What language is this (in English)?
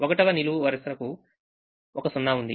Telugu